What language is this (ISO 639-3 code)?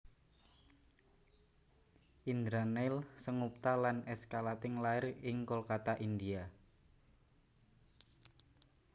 jav